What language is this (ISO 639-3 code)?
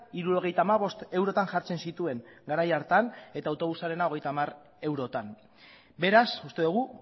eus